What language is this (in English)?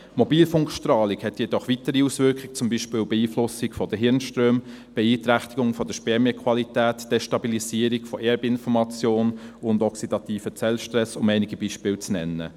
Swiss German